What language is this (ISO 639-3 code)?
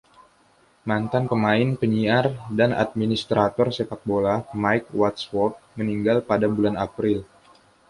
ind